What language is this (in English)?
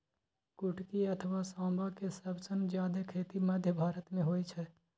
Maithili